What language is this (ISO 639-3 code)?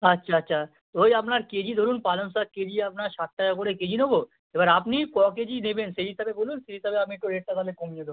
ben